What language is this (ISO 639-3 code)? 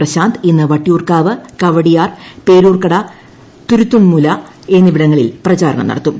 mal